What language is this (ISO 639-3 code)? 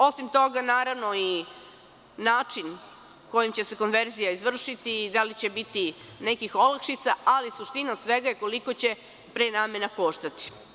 srp